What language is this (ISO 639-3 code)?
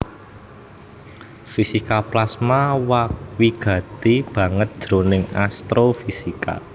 jav